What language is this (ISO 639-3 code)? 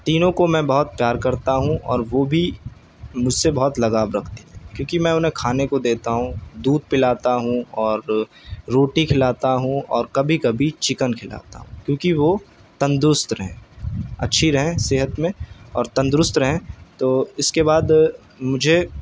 urd